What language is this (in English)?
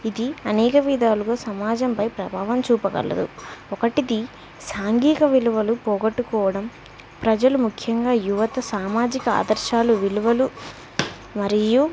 Telugu